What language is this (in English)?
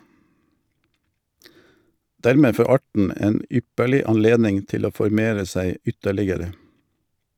Norwegian